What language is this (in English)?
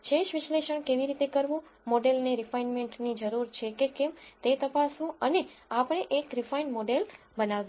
Gujarati